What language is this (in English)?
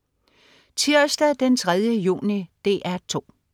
Danish